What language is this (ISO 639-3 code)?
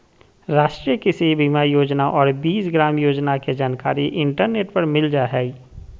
mag